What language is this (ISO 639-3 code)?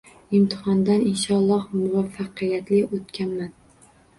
uzb